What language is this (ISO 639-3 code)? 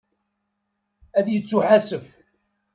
kab